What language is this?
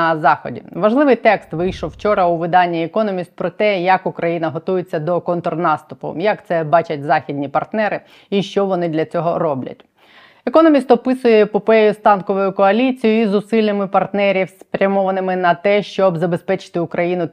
Ukrainian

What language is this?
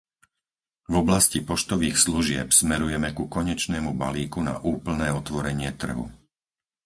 Slovak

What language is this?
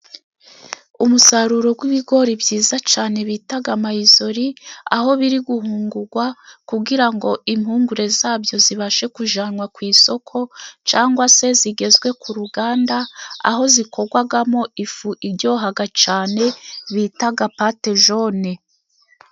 Kinyarwanda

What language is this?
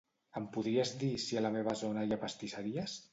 Catalan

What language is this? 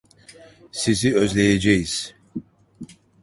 Turkish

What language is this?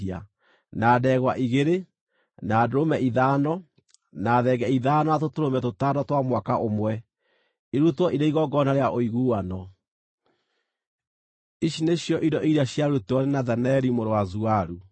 Kikuyu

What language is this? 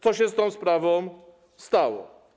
Polish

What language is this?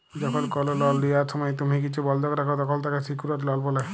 Bangla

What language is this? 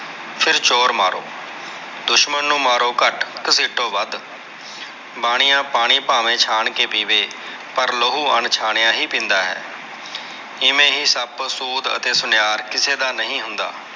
Punjabi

